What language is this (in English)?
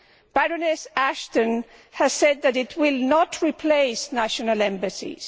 English